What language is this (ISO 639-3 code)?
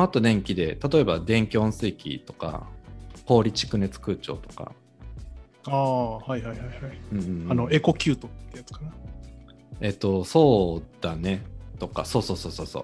jpn